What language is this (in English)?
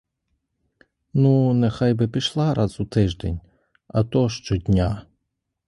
Ukrainian